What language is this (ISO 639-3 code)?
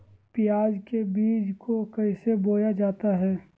mag